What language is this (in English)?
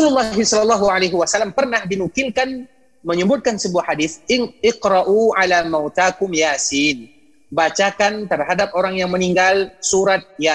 Indonesian